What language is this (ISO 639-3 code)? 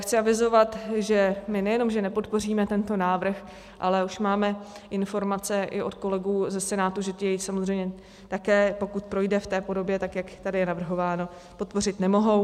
ces